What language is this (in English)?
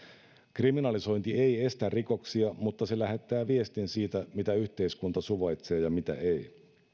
Finnish